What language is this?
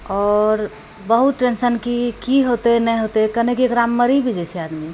Maithili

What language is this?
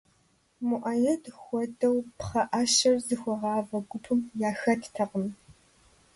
Kabardian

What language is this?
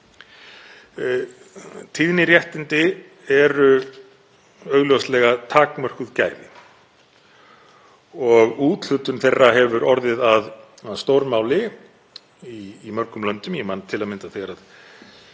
Icelandic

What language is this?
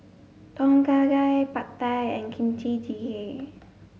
English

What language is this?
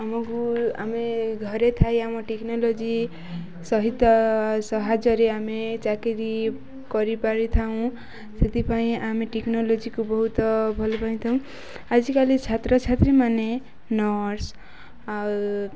Odia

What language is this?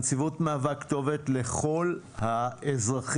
Hebrew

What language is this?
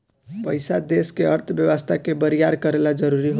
Bhojpuri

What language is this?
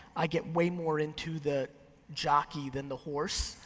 English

